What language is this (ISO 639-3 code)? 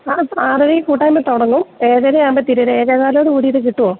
mal